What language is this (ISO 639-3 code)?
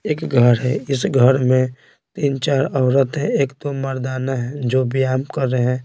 hin